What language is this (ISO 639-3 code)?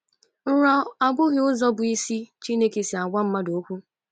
ibo